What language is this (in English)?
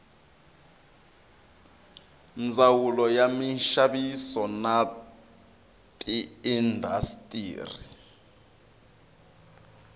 Tsonga